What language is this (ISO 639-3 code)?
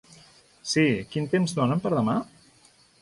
cat